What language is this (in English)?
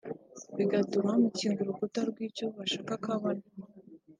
Kinyarwanda